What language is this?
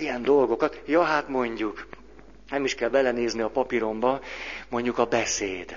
Hungarian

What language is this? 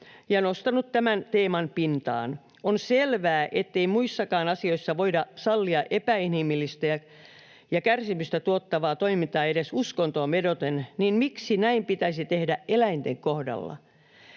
Finnish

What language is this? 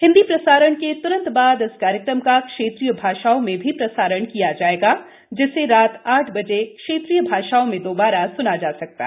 Hindi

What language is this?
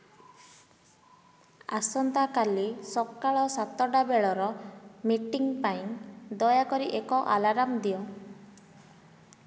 Odia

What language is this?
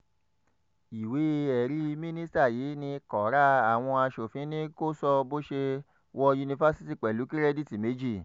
Yoruba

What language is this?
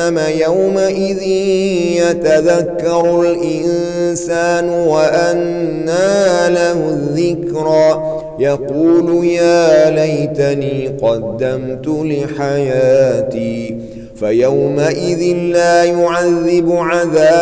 Arabic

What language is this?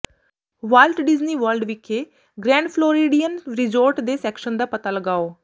Punjabi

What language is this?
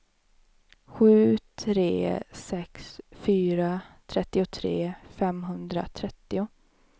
Swedish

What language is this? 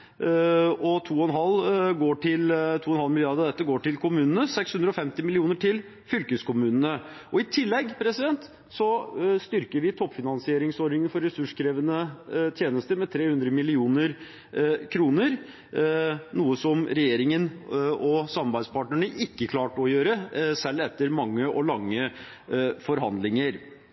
Norwegian Bokmål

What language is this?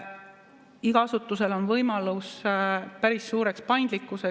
Estonian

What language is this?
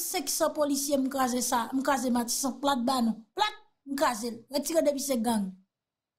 French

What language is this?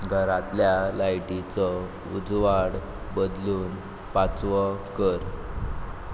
Konkani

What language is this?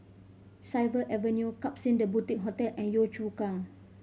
English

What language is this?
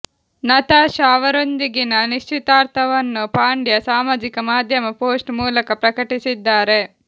Kannada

